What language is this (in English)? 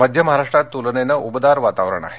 Marathi